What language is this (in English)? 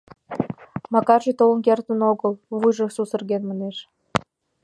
Mari